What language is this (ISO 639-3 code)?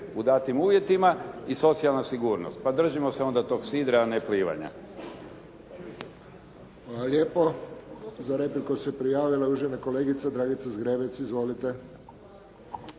hrv